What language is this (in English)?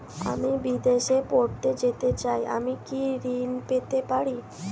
Bangla